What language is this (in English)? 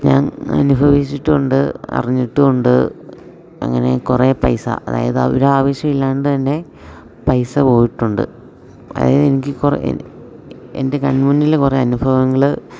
Malayalam